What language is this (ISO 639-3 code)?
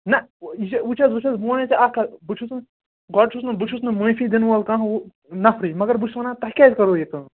kas